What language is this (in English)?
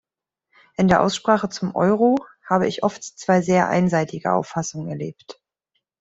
German